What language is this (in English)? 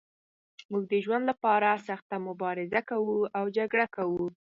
Pashto